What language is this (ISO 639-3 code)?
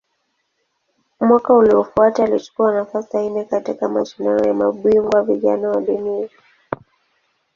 swa